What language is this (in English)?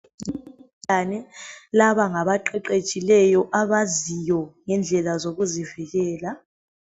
North Ndebele